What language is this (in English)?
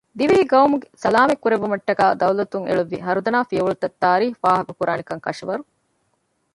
Divehi